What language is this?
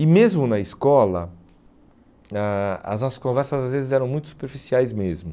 Portuguese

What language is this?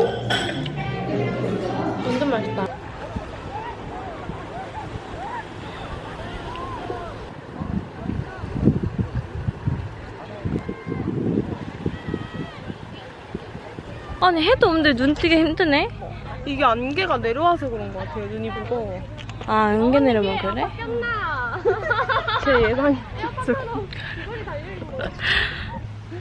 Korean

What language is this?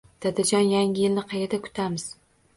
Uzbek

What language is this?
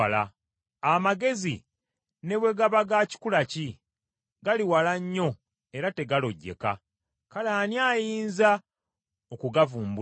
Ganda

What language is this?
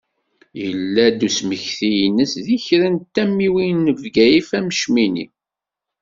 Kabyle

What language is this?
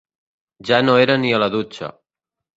Catalan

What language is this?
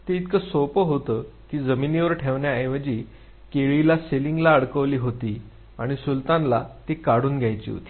Marathi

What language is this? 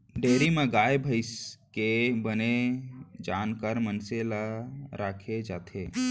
Chhattisgarhi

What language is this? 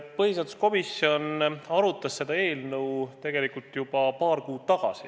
Estonian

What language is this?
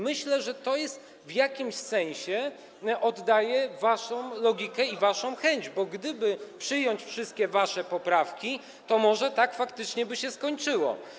Polish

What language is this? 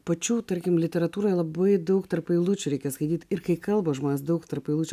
Lithuanian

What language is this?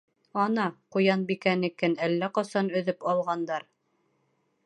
Bashkir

